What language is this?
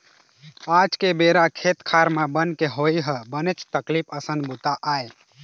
Chhattisgarhi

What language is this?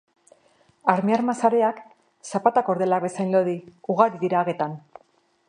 Basque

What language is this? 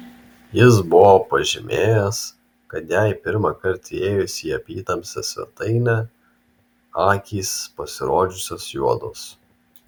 Lithuanian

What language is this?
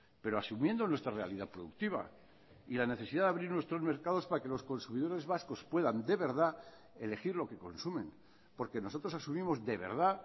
Spanish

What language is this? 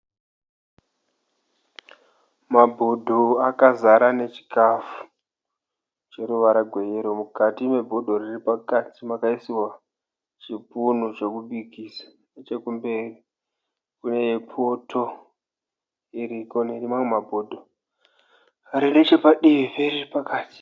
Shona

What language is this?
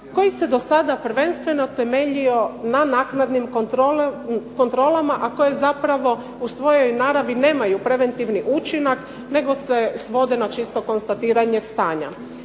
Croatian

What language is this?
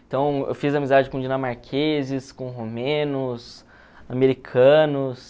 Portuguese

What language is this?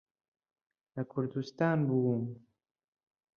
Central Kurdish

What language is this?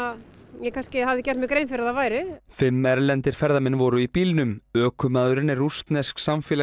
Icelandic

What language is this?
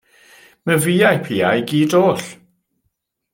Welsh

